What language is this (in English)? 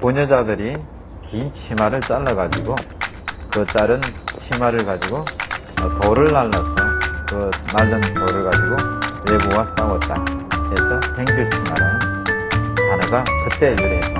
Korean